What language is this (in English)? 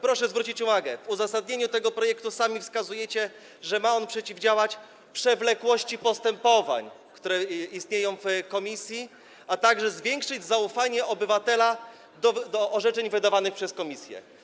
Polish